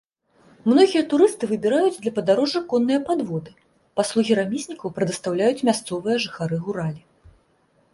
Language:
Belarusian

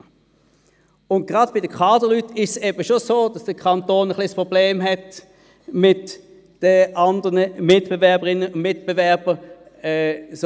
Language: Swiss German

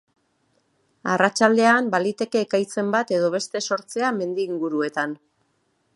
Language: Basque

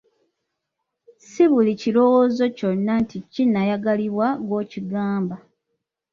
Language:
Ganda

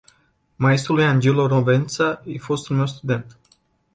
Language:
Romanian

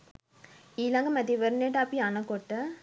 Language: Sinhala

